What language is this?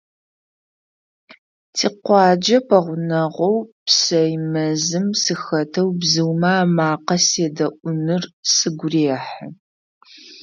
Adyghe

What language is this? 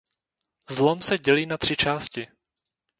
Czech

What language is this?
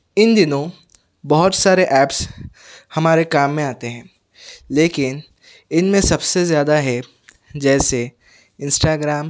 Urdu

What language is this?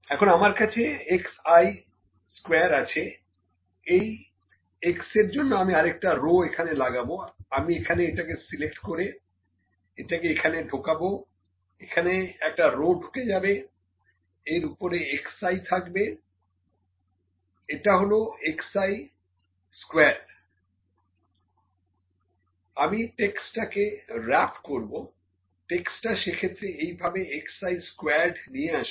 Bangla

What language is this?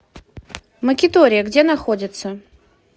Russian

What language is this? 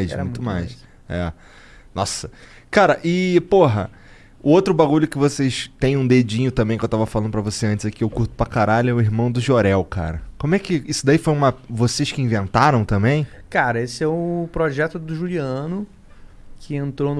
Portuguese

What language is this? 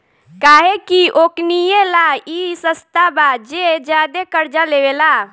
Bhojpuri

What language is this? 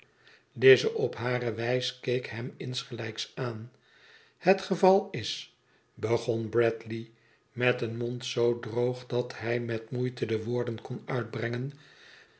Dutch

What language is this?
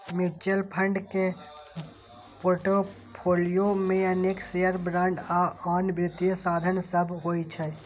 Maithili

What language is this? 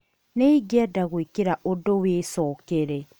Kikuyu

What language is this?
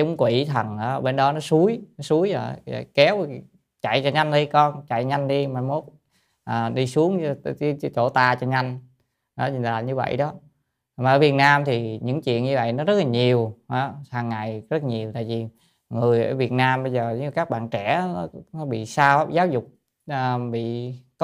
Vietnamese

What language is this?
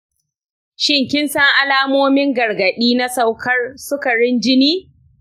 Hausa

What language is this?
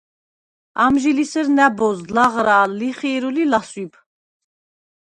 Svan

